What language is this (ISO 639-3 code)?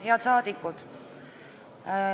est